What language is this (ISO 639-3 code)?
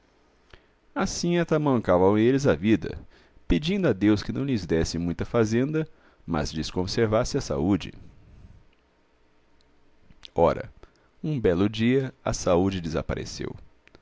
por